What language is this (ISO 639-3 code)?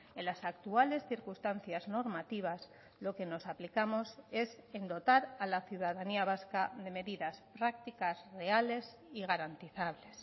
spa